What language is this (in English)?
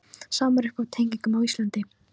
Icelandic